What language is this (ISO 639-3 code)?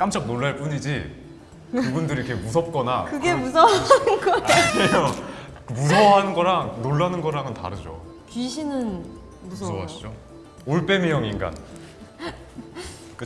kor